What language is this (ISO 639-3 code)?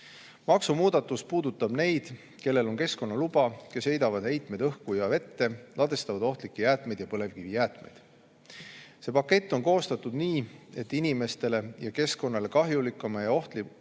est